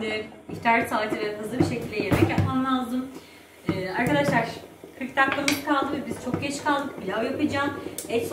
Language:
Turkish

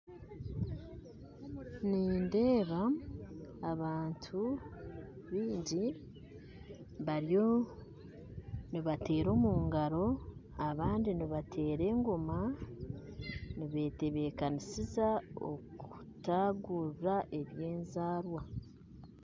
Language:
Nyankole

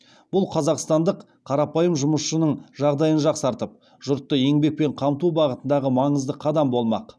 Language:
Kazakh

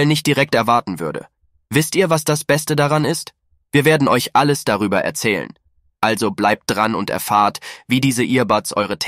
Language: German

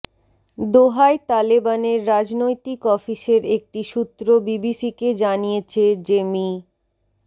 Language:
Bangla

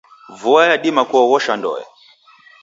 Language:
Taita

